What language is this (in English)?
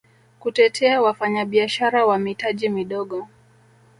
Swahili